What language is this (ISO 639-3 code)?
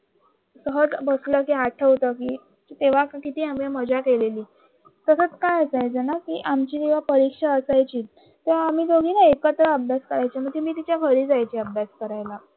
mar